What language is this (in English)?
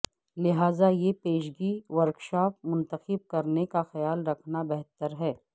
Urdu